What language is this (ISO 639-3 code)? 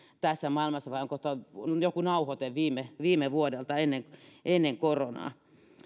fin